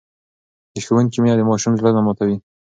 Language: Pashto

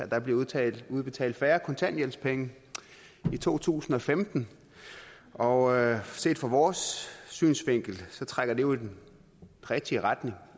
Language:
Danish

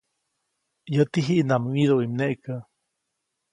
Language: Copainalá Zoque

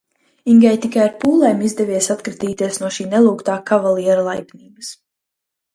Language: Latvian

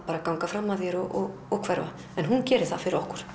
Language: Icelandic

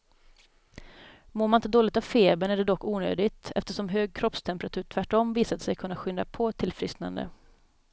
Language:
Swedish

